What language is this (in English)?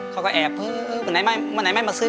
Thai